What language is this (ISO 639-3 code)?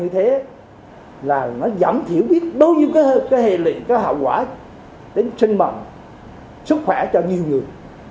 vie